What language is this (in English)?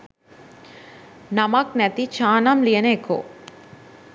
Sinhala